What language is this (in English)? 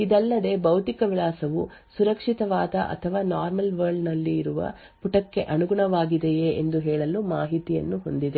Kannada